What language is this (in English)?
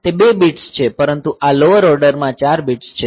Gujarati